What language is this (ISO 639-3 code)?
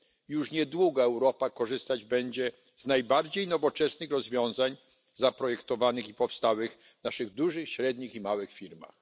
pol